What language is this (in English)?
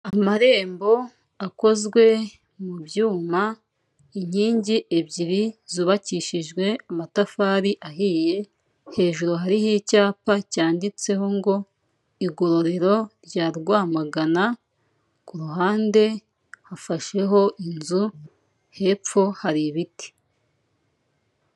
Kinyarwanda